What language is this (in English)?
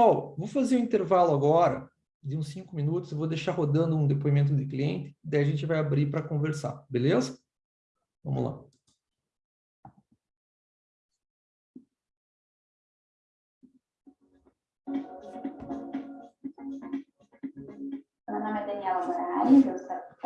Portuguese